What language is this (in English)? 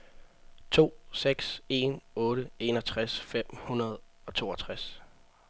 Danish